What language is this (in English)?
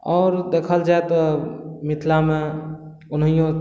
Maithili